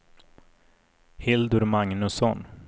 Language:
Swedish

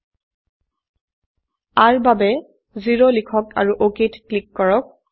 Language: Assamese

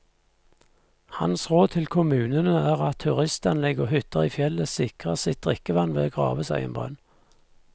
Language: Norwegian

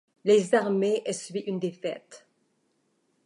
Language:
French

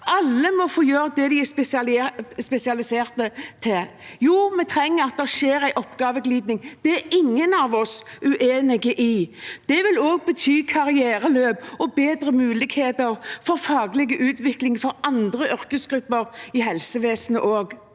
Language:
Norwegian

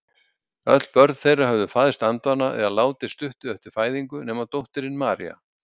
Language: Icelandic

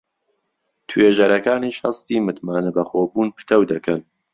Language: Central Kurdish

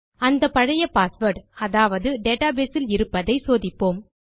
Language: Tamil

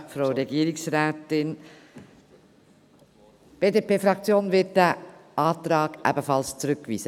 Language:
Swiss German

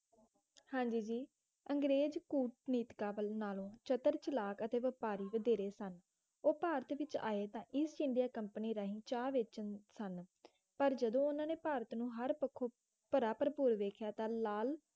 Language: Punjabi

